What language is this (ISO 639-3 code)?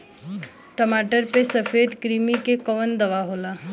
bho